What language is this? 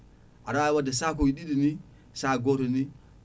Fula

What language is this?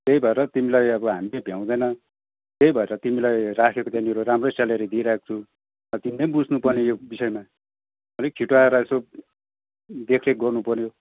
Nepali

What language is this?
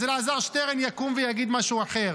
Hebrew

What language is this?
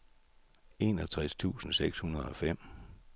Danish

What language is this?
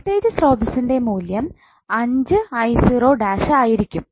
Malayalam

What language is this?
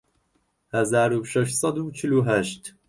Central Kurdish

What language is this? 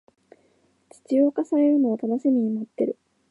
Japanese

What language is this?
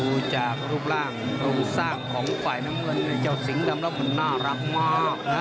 Thai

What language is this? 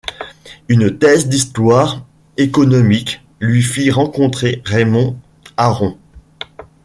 French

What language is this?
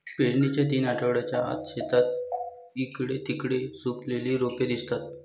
Marathi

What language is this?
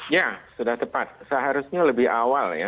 Indonesian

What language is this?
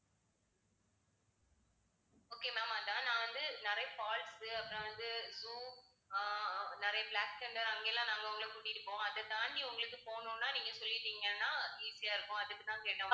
Tamil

